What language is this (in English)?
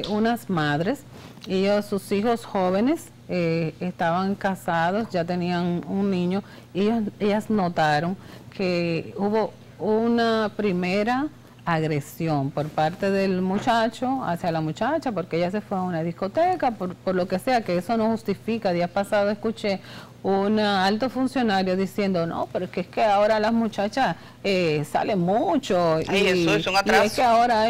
Spanish